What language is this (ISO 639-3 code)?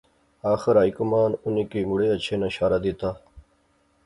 phr